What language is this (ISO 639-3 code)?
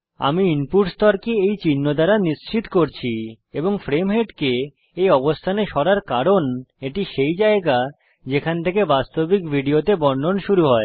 ben